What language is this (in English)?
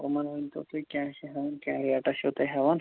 Kashmiri